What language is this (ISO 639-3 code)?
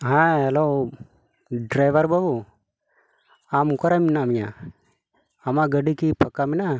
sat